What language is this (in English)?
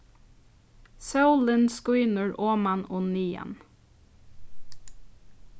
Faroese